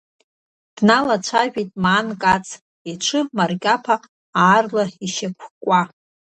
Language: Abkhazian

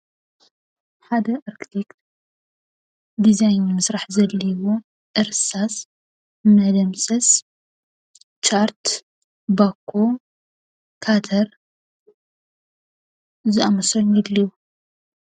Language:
Tigrinya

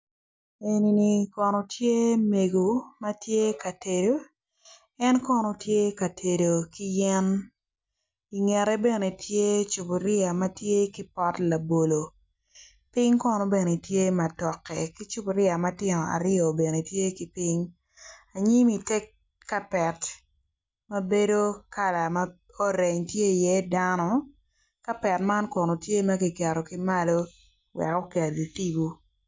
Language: Acoli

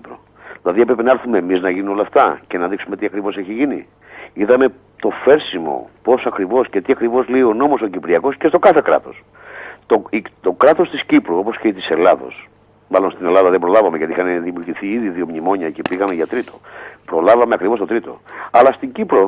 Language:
Greek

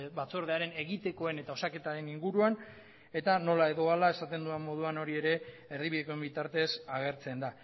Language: Basque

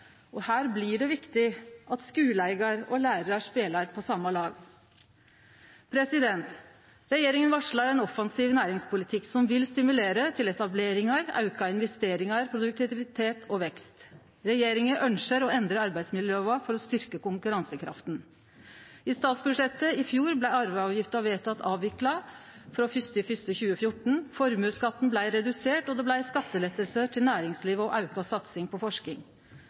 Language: Norwegian Nynorsk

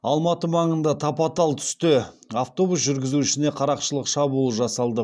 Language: Kazakh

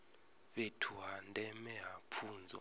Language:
Venda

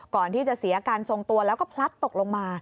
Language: Thai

